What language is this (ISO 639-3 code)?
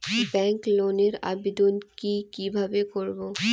ben